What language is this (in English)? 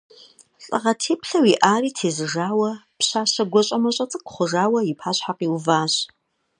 Kabardian